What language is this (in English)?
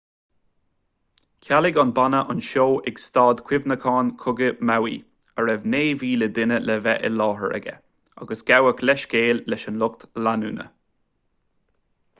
Irish